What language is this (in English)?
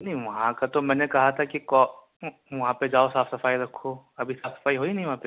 Urdu